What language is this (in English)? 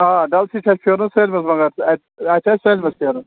Kashmiri